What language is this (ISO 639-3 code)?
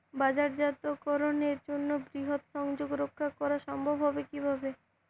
ben